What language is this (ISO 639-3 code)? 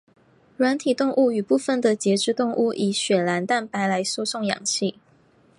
zho